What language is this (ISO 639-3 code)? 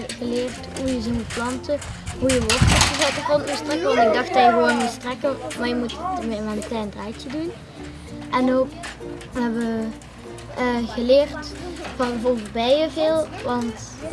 nld